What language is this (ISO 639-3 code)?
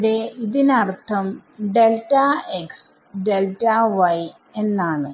mal